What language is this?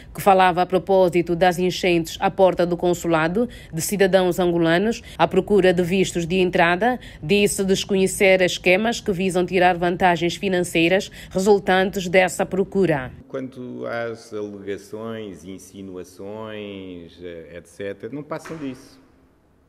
Portuguese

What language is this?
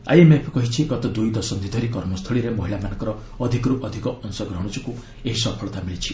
Odia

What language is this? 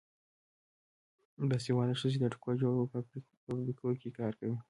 Pashto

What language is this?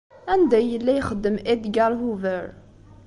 Kabyle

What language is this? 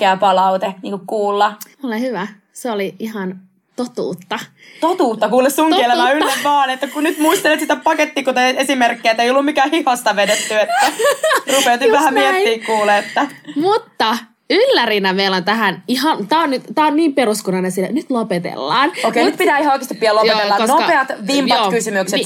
Finnish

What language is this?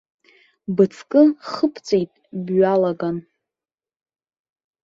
Abkhazian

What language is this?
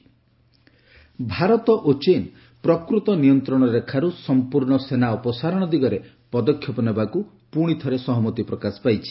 Odia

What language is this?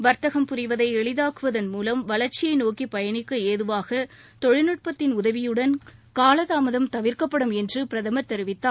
Tamil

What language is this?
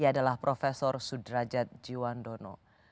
Indonesian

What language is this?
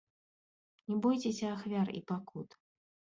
Belarusian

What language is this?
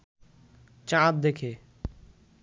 Bangla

